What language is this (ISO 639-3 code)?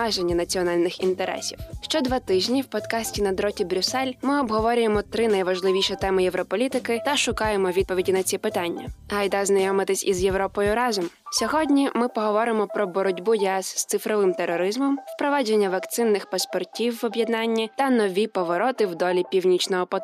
ukr